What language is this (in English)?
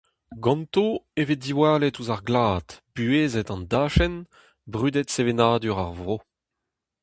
Breton